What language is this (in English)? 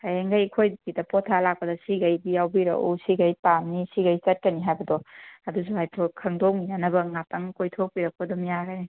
Manipuri